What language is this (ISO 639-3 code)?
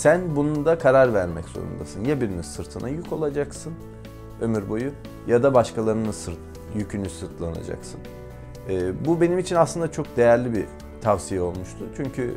tur